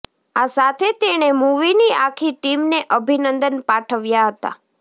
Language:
Gujarati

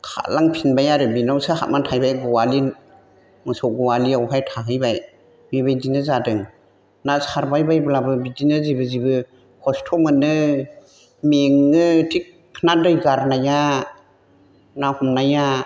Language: Bodo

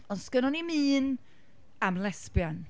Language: Welsh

